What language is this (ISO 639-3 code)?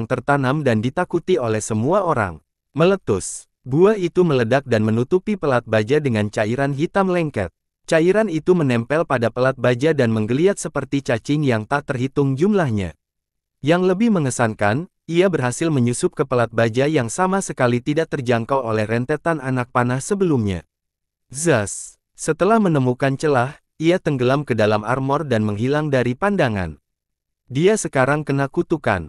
ind